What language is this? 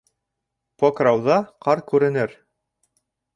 Bashkir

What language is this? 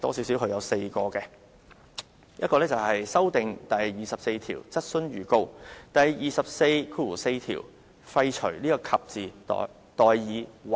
Cantonese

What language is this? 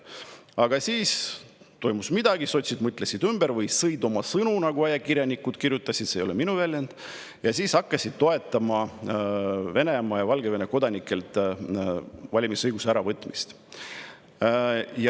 Estonian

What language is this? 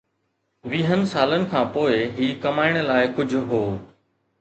Sindhi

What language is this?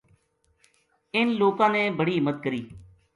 Gujari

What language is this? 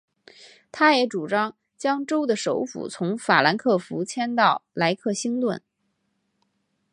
Chinese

